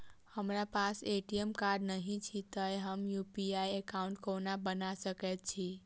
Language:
Maithili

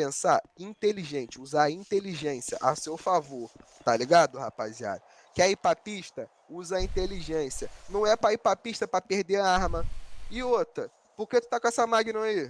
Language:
Portuguese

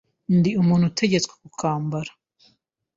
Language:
Kinyarwanda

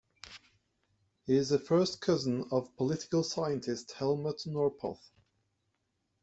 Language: English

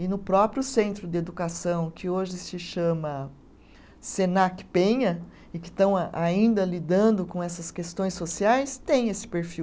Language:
Portuguese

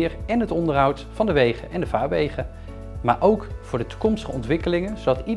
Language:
Dutch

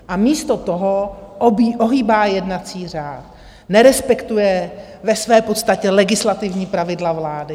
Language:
Czech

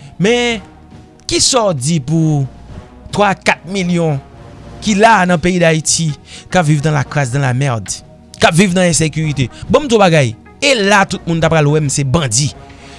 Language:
French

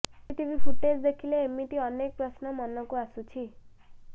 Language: Odia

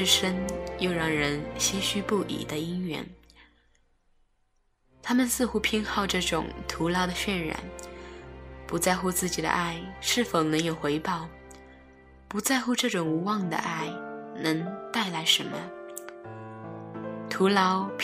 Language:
Chinese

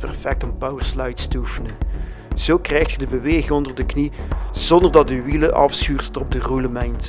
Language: Dutch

